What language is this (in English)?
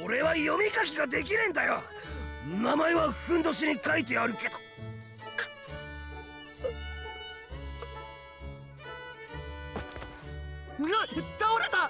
Japanese